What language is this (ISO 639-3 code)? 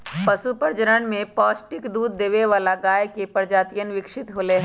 mag